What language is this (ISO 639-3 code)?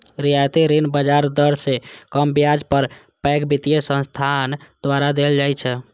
mai